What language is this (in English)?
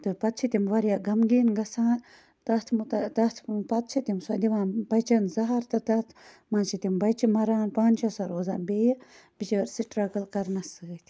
Kashmiri